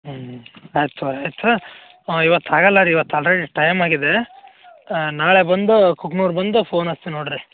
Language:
Kannada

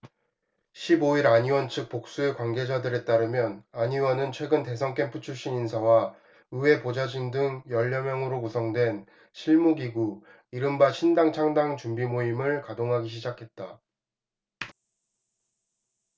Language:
Korean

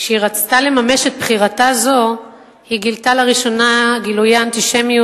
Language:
Hebrew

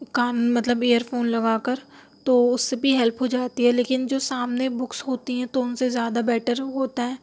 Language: Urdu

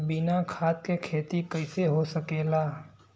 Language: Bhojpuri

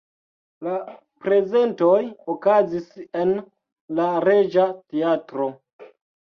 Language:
Esperanto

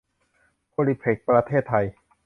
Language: Thai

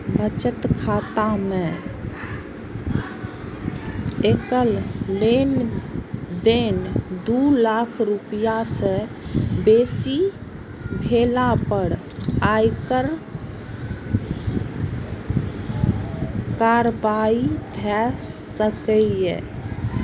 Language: Maithili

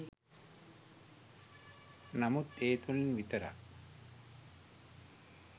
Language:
Sinhala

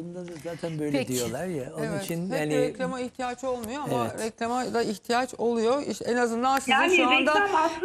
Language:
Turkish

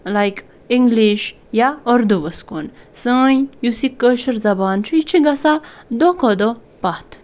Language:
Kashmiri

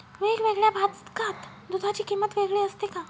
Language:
Marathi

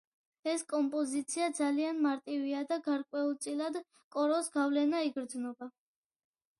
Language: Georgian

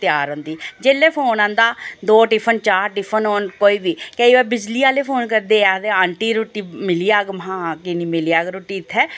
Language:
Dogri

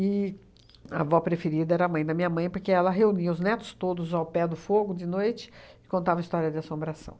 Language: Portuguese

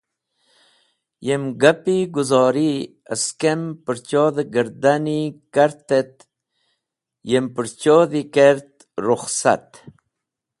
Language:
Wakhi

